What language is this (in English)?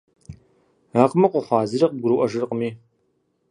Kabardian